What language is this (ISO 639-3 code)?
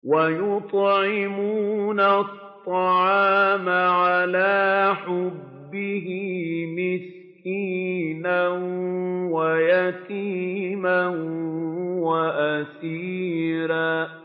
ara